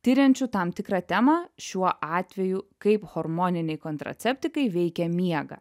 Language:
Lithuanian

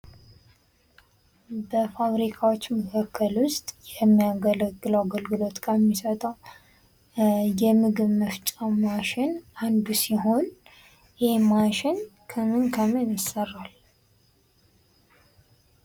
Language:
Amharic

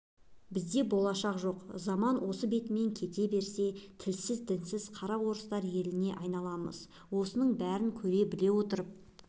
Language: Kazakh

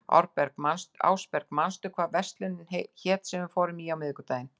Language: Icelandic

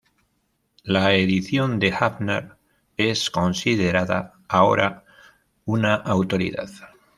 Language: Spanish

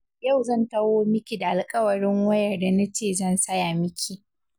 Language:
Hausa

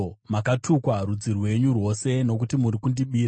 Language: Shona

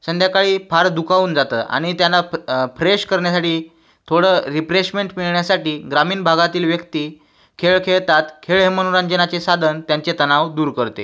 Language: Marathi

